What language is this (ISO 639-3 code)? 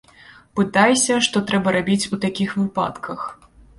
bel